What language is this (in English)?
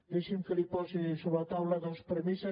Catalan